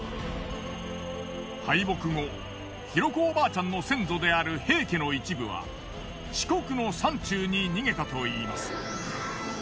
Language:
Japanese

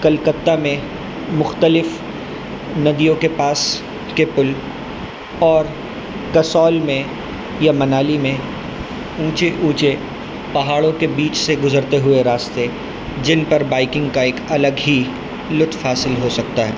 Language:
Urdu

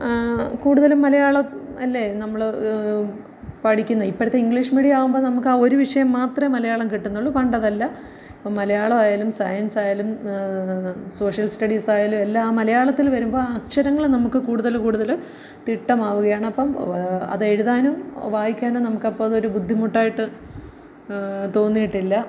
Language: Malayalam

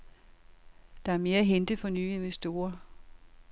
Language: Danish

